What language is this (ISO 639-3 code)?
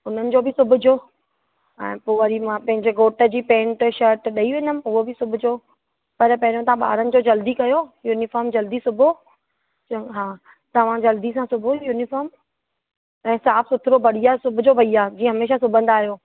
snd